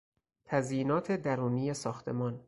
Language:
Persian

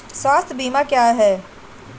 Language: Hindi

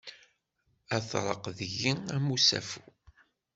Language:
Kabyle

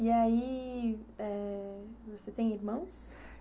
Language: Portuguese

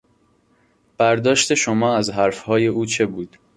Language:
Persian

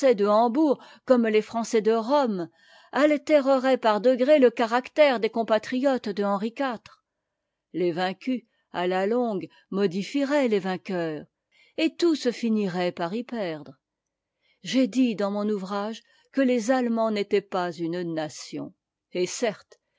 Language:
French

